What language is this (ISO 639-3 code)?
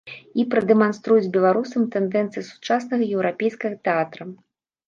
bel